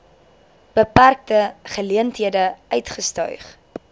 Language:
Afrikaans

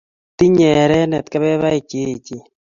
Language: Kalenjin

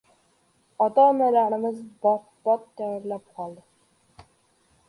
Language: Uzbek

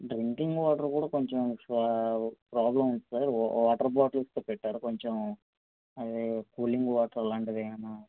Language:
Telugu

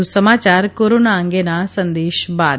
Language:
Gujarati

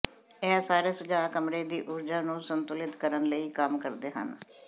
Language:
Punjabi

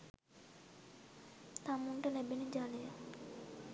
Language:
Sinhala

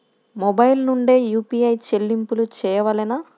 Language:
Telugu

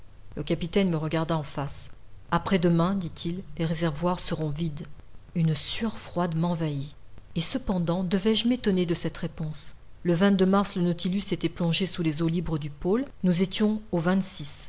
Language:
French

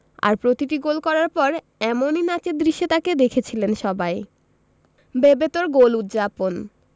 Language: Bangla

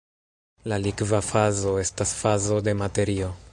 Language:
Esperanto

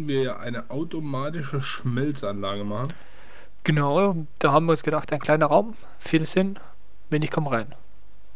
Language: German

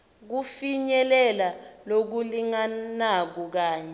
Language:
Swati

